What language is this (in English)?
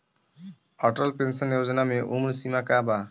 Bhojpuri